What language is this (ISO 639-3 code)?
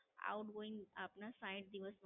guj